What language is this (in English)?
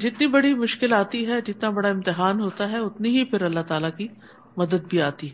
Urdu